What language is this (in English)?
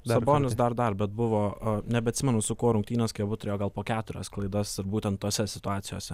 Lithuanian